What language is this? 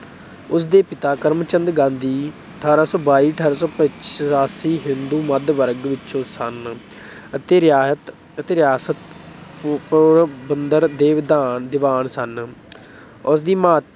Punjabi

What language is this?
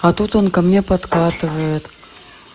Russian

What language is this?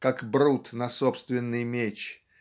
Russian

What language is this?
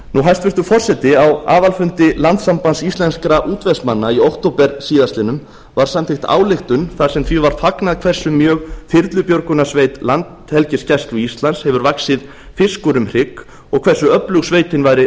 Icelandic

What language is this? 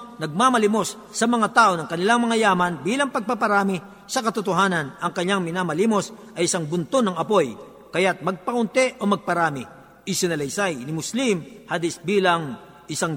Filipino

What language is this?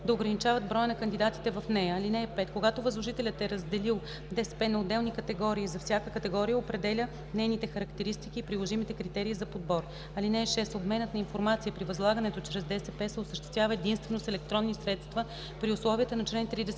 Bulgarian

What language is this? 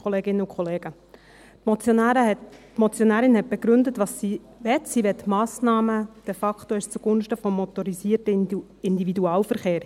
Swiss German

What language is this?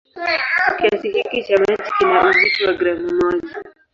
Swahili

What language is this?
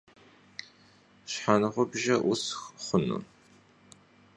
Kabardian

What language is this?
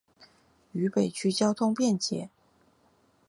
Chinese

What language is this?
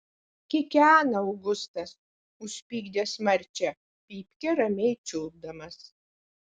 Lithuanian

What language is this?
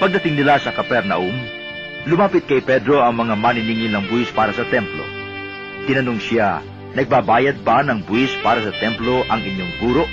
Filipino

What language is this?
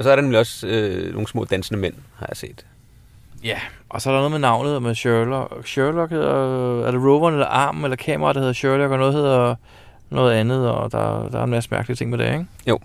Danish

